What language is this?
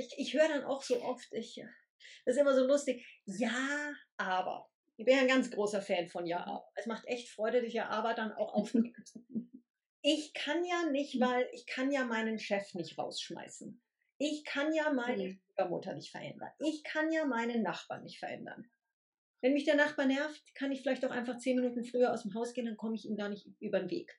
German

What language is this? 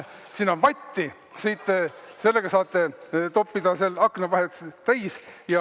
Estonian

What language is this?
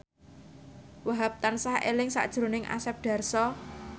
Javanese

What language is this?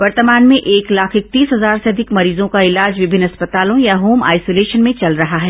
Hindi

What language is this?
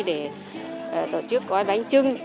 Vietnamese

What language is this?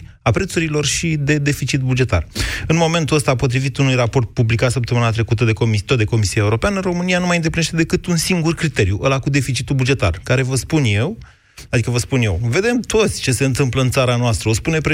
Romanian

